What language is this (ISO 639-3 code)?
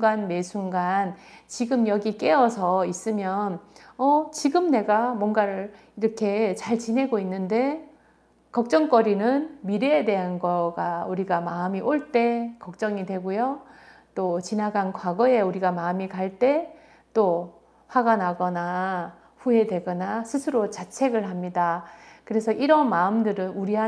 kor